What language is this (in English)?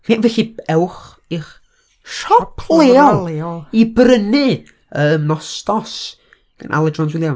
Welsh